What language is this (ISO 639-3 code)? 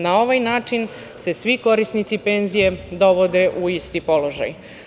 srp